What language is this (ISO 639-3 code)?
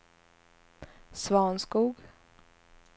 swe